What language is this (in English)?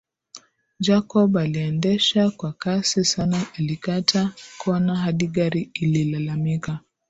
Swahili